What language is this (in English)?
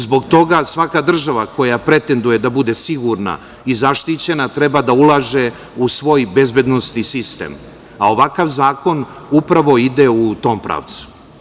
Serbian